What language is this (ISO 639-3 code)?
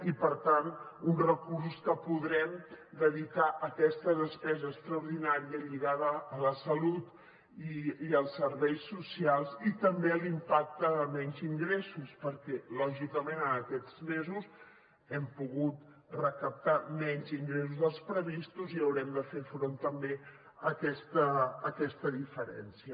cat